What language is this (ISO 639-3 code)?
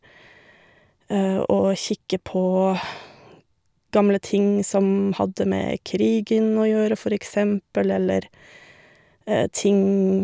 nor